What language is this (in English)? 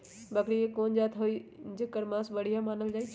Magahi